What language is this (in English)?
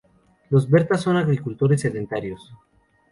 Spanish